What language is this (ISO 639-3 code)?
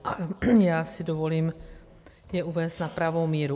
ces